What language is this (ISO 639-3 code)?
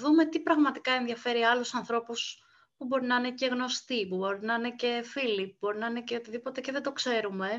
ell